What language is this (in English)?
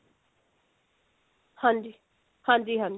Punjabi